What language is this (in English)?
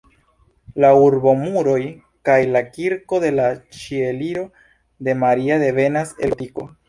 Esperanto